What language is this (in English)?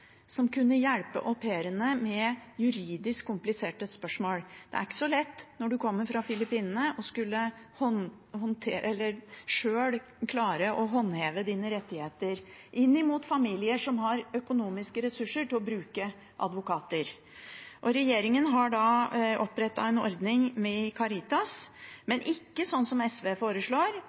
Norwegian Bokmål